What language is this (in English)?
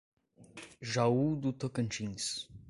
Portuguese